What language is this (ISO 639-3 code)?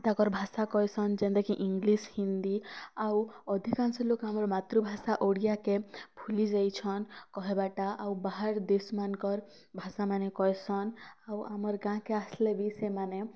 ori